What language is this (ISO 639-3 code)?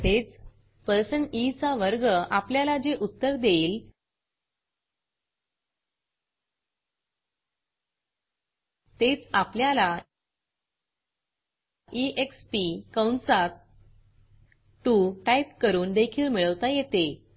mar